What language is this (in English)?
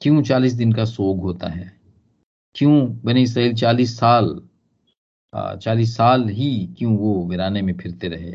Hindi